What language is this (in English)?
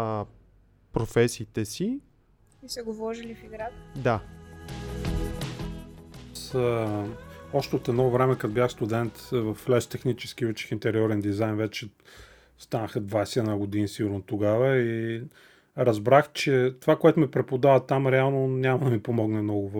Bulgarian